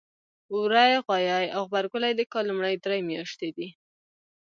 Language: Pashto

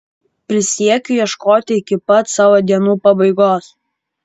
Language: Lithuanian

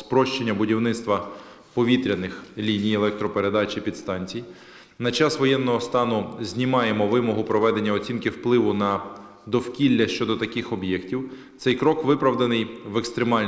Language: Ukrainian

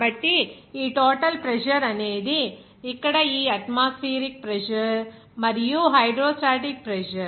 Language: Telugu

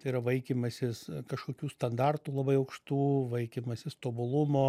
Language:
Lithuanian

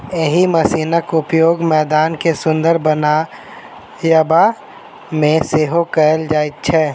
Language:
Maithili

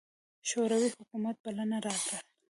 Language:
Pashto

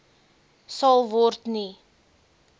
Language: Afrikaans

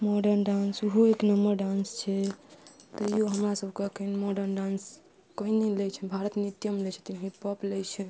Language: Maithili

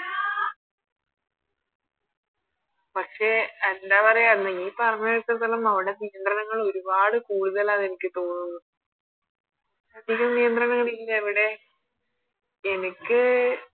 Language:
Malayalam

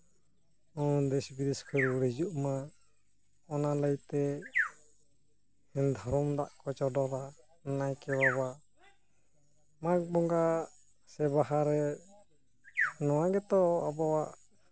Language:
Santali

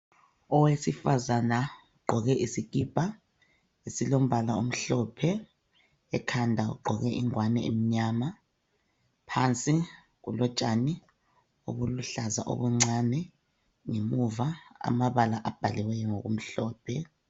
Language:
North Ndebele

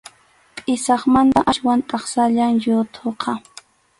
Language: Arequipa-La Unión Quechua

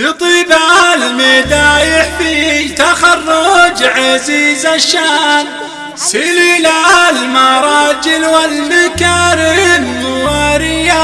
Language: Arabic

